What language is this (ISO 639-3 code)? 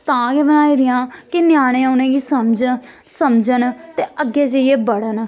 doi